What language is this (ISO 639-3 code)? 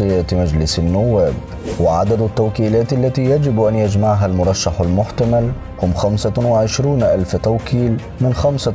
ara